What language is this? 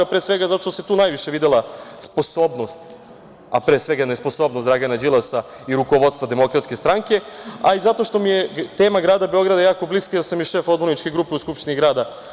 Serbian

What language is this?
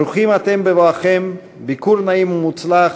Hebrew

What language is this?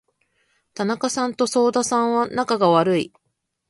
Japanese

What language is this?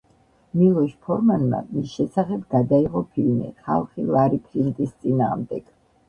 Georgian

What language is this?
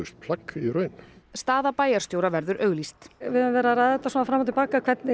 Icelandic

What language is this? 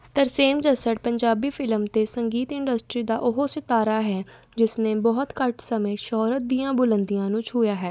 Punjabi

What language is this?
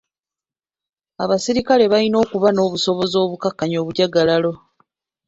Ganda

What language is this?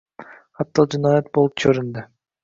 Uzbek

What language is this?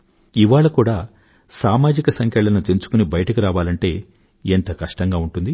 Telugu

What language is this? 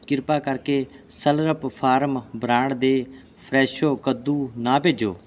Punjabi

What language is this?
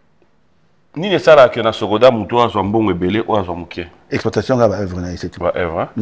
French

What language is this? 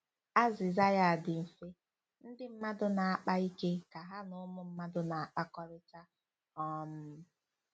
Igbo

